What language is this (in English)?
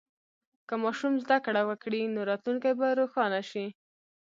Pashto